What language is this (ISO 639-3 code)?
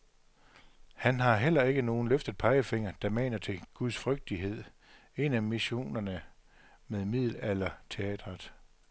dan